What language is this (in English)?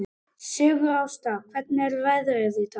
Icelandic